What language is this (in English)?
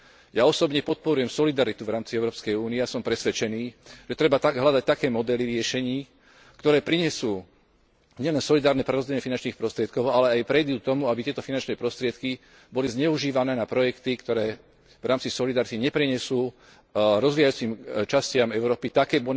Slovak